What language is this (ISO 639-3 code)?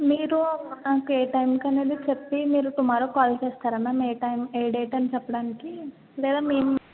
tel